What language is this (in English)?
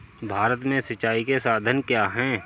Hindi